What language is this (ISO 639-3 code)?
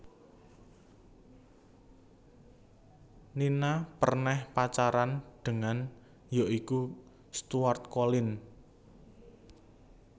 jav